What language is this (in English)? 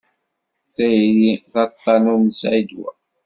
Kabyle